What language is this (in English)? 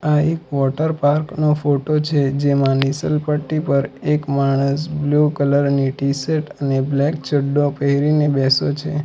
Gujarati